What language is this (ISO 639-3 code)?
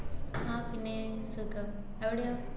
mal